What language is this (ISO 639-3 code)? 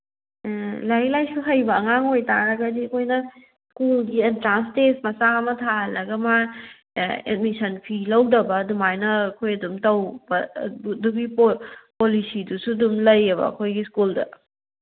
mni